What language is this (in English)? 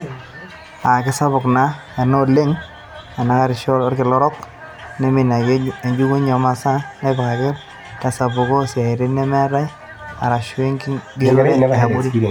Masai